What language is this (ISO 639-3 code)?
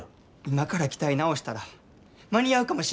jpn